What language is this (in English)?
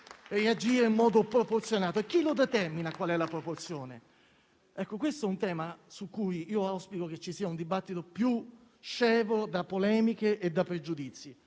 Italian